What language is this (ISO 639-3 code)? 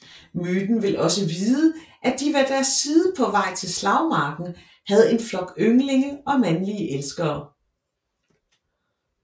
dan